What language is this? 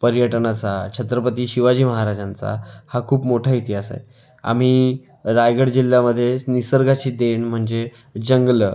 Marathi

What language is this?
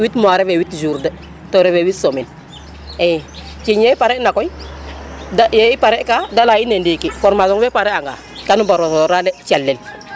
Serer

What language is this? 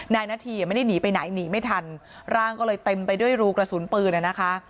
Thai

